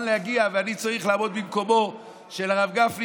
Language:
Hebrew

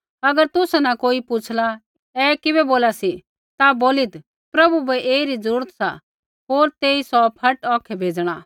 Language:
Kullu Pahari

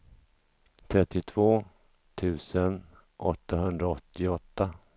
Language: Swedish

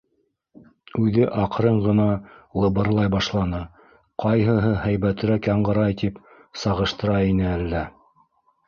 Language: Bashkir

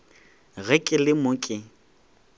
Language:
Northern Sotho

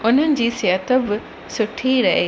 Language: Sindhi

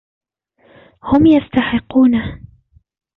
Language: Arabic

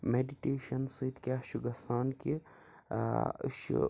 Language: Kashmiri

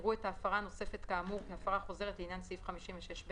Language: Hebrew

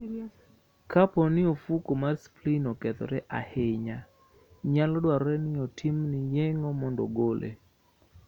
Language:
Luo (Kenya and Tanzania)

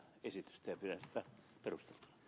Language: Finnish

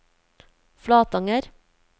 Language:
Norwegian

